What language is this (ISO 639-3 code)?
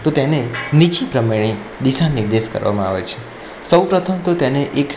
guj